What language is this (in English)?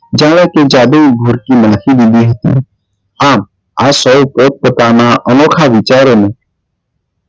Gujarati